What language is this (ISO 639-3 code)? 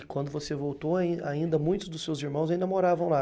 por